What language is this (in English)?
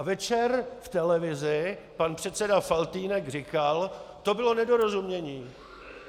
Czech